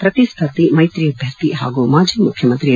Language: Kannada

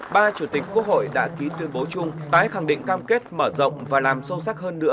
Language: Vietnamese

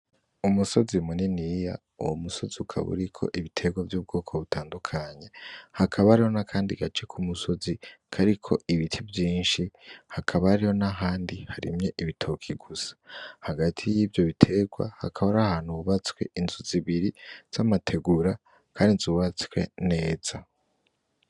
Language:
Rundi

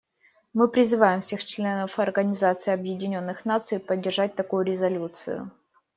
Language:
Russian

